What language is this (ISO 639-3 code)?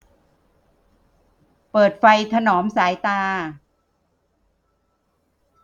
tha